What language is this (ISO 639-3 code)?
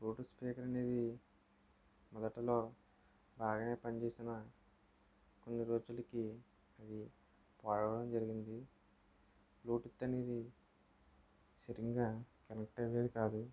tel